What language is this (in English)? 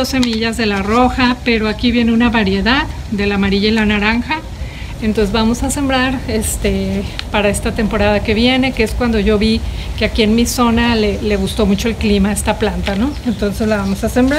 Spanish